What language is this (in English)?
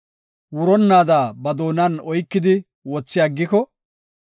Gofa